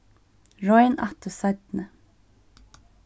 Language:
Faroese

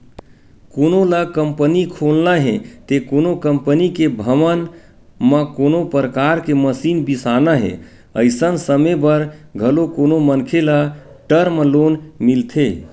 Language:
Chhattisgarhi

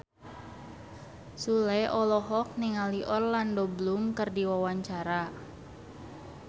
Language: Sundanese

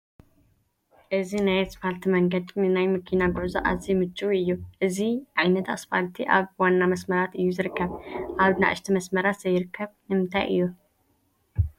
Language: Tigrinya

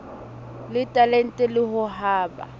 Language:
Southern Sotho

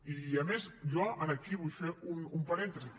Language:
Catalan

